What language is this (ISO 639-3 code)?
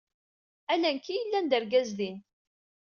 kab